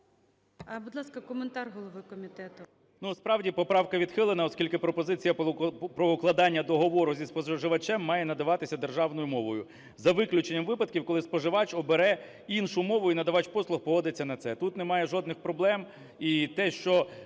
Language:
Ukrainian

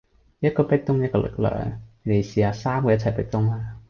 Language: Cantonese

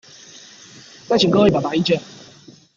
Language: Chinese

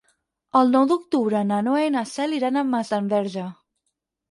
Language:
Catalan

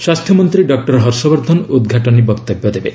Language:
Odia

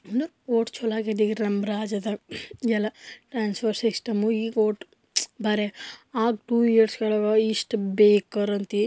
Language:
Kannada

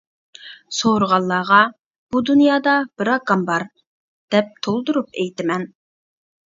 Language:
Uyghur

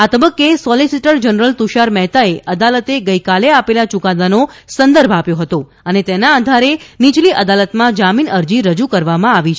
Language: Gujarati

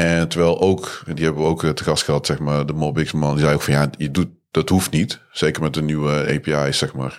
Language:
Dutch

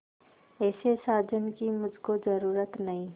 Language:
Hindi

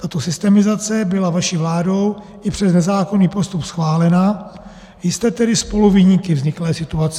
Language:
Czech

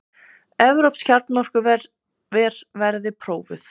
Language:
Icelandic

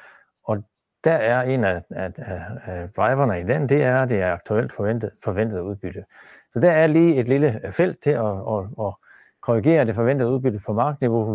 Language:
Danish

